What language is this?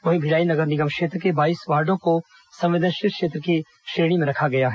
Hindi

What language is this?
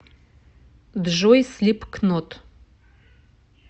Russian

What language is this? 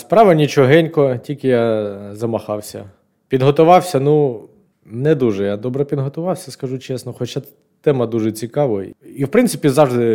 Ukrainian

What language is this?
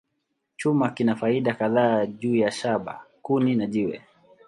Swahili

